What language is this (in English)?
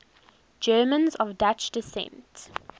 English